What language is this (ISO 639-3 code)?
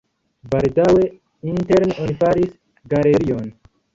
epo